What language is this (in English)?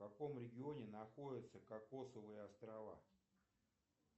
Russian